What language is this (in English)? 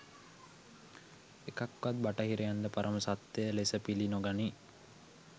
Sinhala